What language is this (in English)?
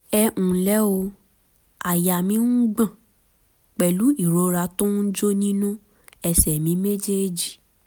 Yoruba